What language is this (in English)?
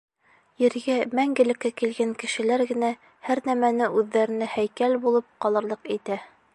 Bashkir